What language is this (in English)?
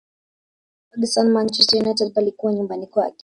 Swahili